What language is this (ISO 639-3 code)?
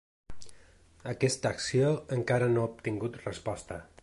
cat